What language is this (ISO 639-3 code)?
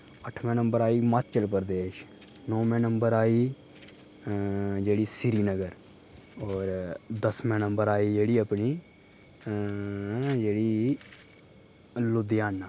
doi